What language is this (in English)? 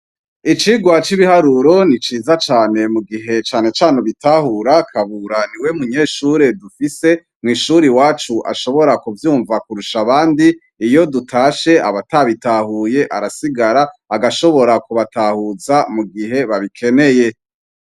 Rundi